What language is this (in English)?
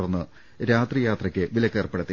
Malayalam